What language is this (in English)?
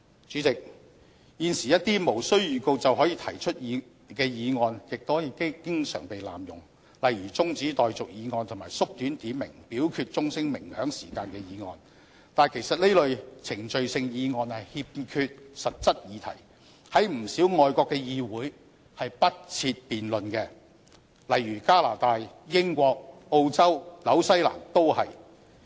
Cantonese